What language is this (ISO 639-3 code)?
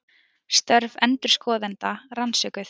isl